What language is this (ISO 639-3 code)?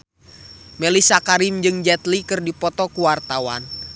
sun